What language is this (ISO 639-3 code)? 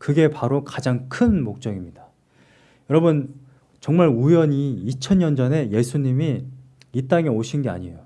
kor